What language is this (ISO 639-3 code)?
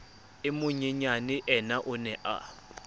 sot